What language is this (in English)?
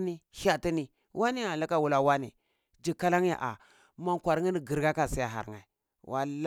Cibak